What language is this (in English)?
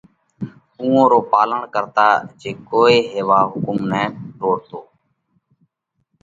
Parkari Koli